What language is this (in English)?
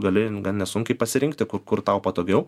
Lithuanian